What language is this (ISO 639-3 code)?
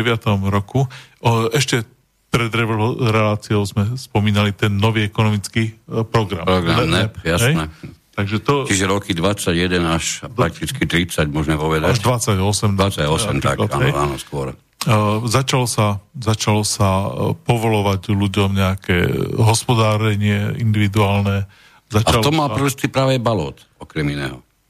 slk